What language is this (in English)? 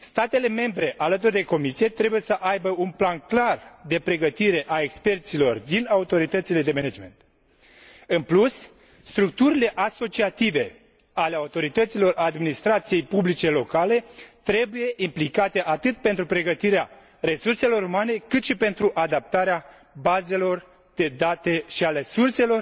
Romanian